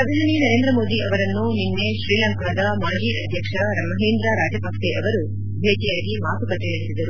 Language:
Kannada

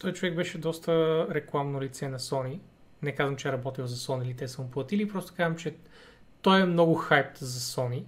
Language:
Bulgarian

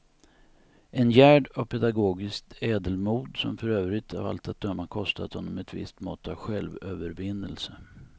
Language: Swedish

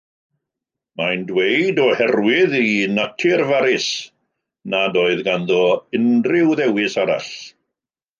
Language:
Welsh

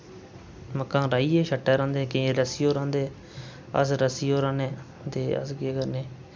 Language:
Dogri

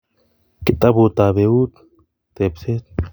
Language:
Kalenjin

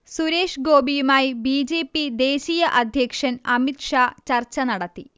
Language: Malayalam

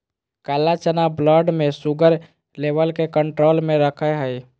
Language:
Magahi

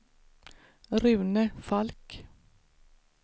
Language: Swedish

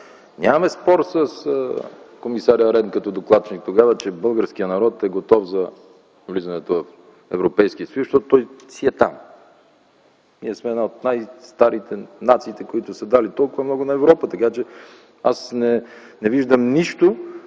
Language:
Bulgarian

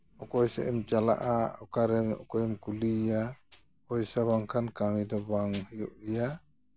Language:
Santali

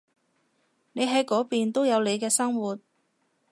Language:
Cantonese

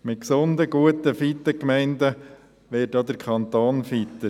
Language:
Swiss German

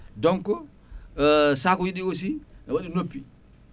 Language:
Fula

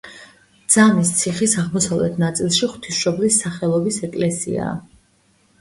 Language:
Georgian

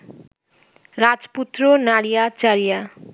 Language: Bangla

